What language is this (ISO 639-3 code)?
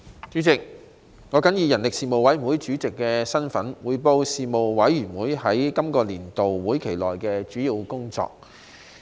yue